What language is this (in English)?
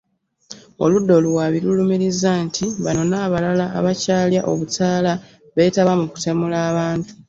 Ganda